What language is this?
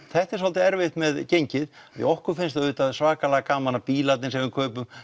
Icelandic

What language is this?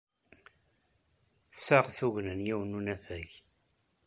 Kabyle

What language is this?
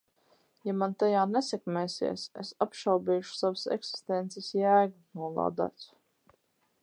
Latvian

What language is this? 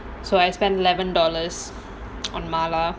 English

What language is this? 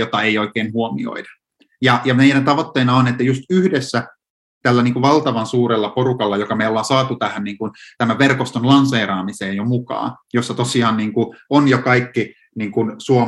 Finnish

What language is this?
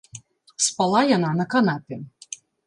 Belarusian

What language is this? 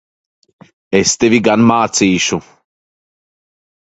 Latvian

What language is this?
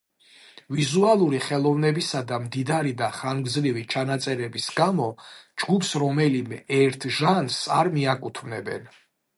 Georgian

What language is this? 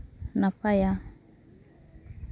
Santali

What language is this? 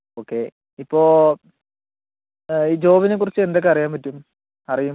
Malayalam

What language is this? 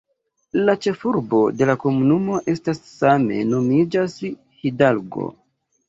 Esperanto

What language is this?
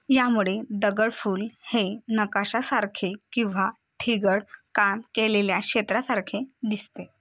Marathi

